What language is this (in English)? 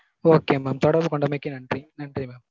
Tamil